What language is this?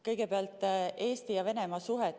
Estonian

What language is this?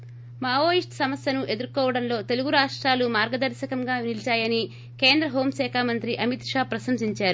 Telugu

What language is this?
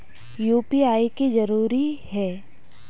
Magahi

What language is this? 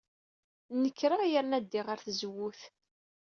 Kabyle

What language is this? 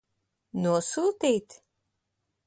Latvian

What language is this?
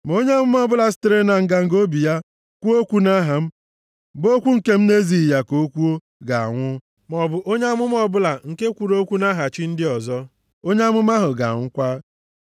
Igbo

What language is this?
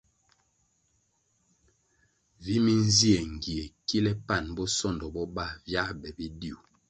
Kwasio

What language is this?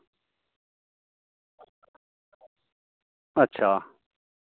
Dogri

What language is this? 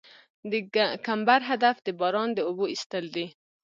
Pashto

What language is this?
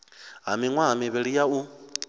Venda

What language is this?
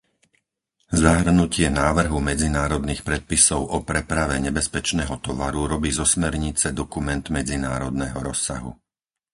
Slovak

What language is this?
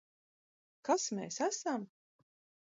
Latvian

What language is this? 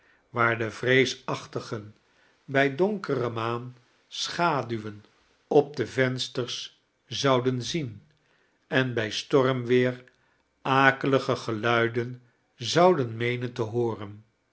Dutch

